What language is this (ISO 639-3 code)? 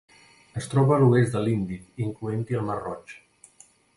cat